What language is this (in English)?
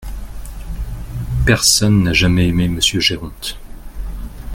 French